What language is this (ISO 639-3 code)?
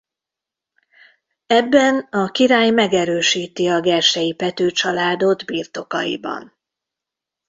hun